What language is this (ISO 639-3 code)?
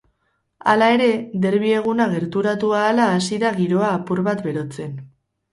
eus